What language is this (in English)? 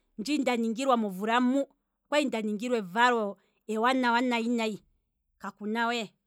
Kwambi